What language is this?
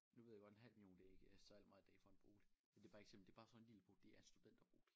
Danish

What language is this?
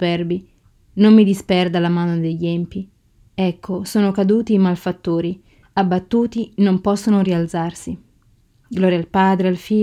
Italian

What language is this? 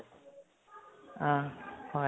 Assamese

